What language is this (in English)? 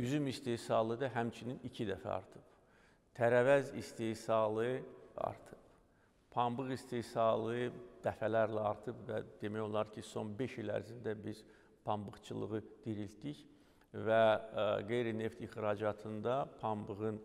Turkish